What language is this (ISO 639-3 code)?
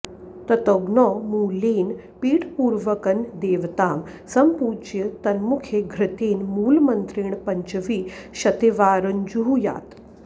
san